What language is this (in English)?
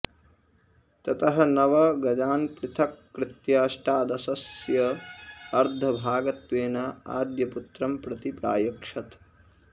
Sanskrit